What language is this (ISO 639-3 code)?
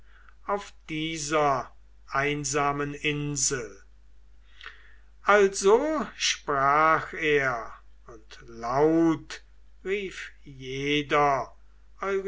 deu